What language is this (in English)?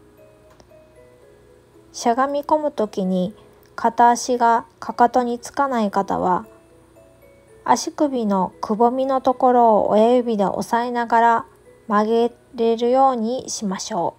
Japanese